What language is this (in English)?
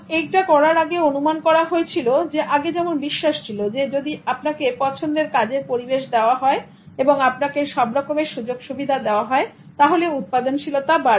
Bangla